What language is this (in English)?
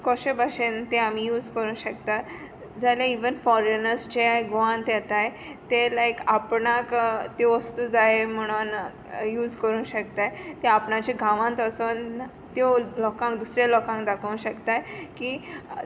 Konkani